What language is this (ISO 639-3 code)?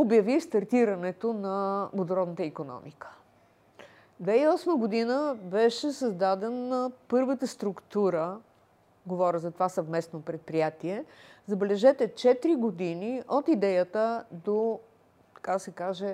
bul